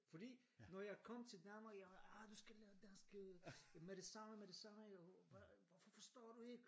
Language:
Danish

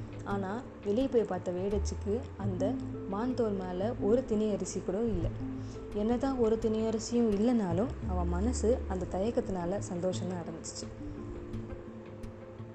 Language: Tamil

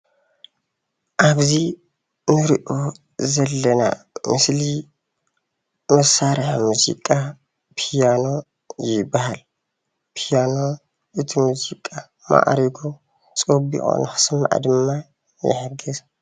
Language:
Tigrinya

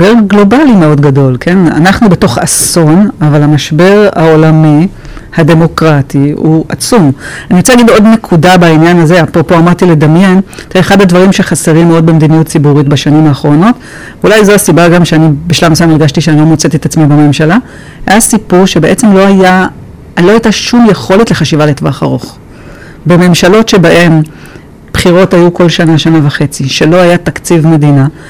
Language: Hebrew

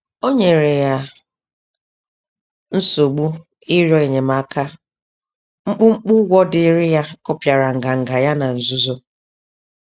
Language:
Igbo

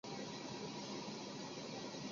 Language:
Chinese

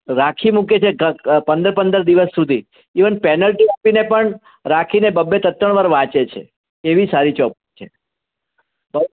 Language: Gujarati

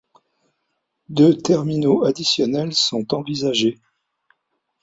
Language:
French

